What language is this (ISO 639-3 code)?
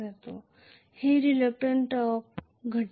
mar